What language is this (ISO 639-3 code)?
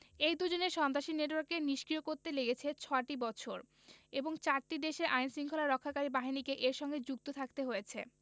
ben